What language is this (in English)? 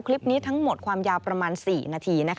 Thai